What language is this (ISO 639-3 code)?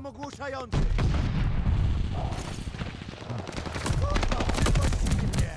pol